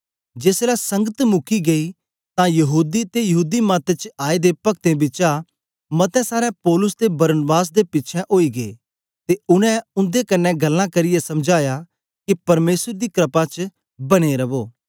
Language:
Dogri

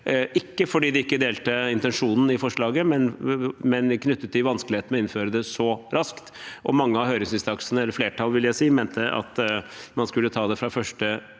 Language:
Norwegian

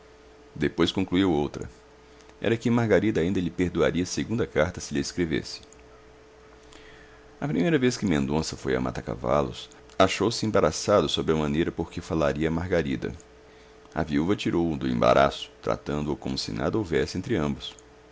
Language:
Portuguese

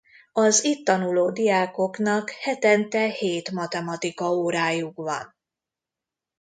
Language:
Hungarian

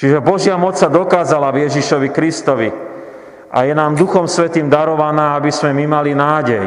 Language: Slovak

